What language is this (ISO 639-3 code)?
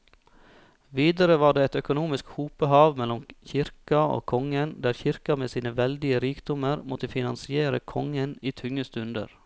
nor